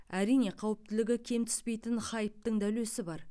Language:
Kazakh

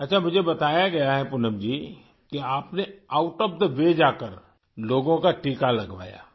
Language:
Urdu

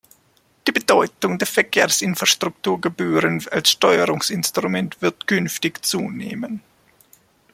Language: German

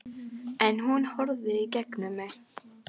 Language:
Icelandic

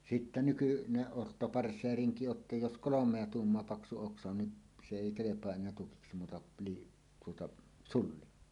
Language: Finnish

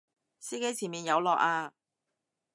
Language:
Cantonese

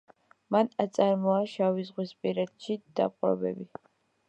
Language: Georgian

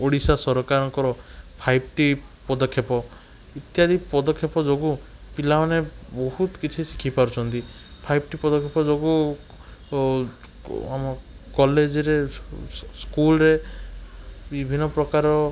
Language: Odia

